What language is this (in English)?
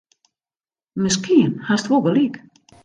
Western Frisian